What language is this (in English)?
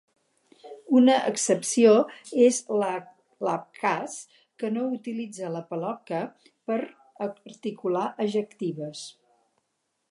Catalan